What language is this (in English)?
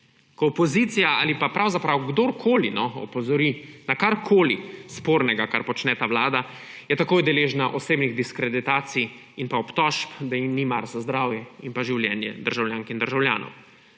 Slovenian